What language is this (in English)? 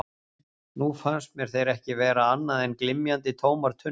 Icelandic